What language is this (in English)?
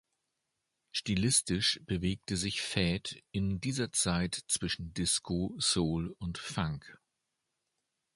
German